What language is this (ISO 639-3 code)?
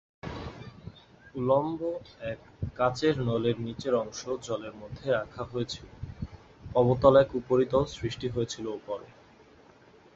ben